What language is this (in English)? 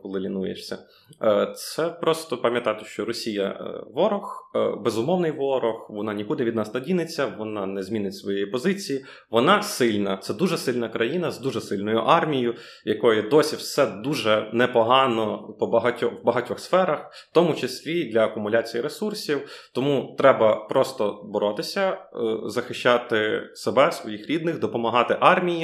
Ukrainian